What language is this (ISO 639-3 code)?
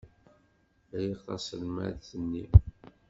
kab